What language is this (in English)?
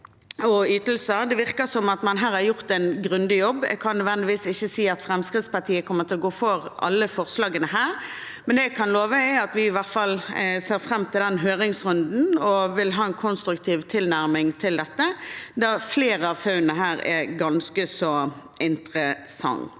Norwegian